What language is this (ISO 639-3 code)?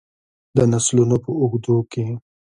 pus